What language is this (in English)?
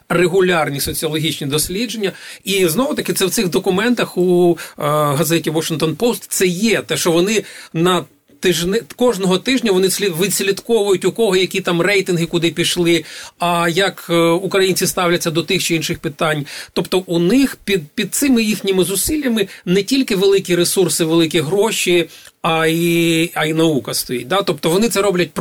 Ukrainian